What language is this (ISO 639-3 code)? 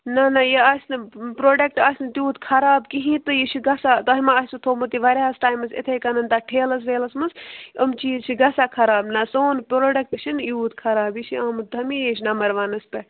kas